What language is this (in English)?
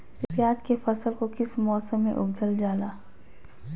Magahi